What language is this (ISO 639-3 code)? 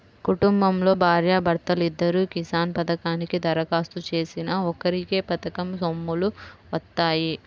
tel